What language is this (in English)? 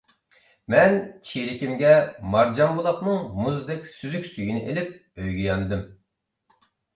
Uyghur